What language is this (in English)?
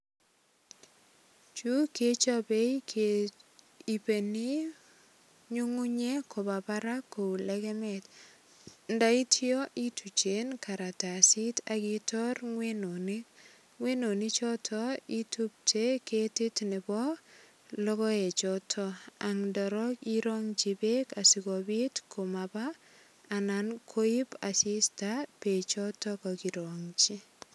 Kalenjin